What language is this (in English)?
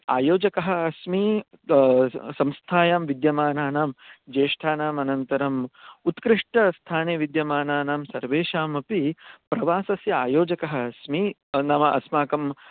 Sanskrit